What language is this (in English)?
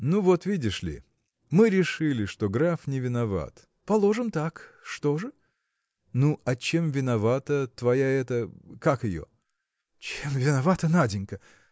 Russian